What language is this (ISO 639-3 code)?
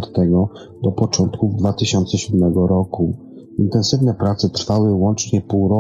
pol